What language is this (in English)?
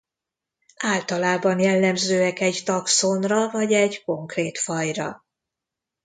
Hungarian